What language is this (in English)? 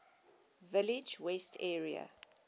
English